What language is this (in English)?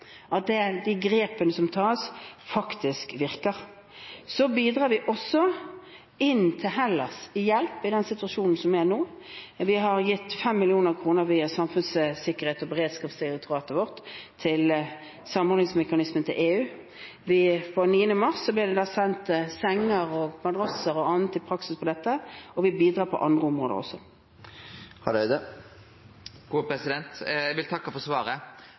Norwegian